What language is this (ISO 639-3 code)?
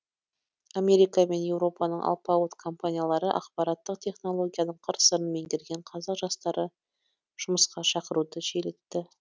kaz